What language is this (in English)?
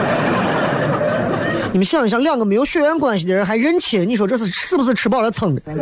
Chinese